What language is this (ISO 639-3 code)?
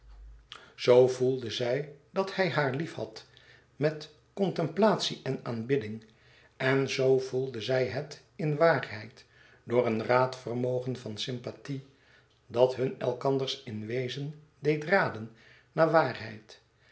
nld